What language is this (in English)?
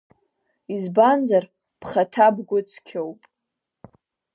Abkhazian